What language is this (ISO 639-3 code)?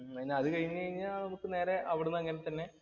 mal